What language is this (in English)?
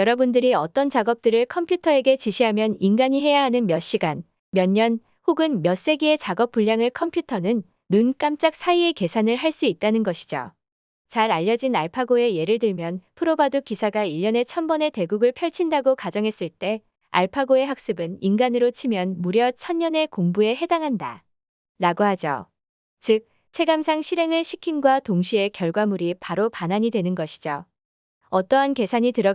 Korean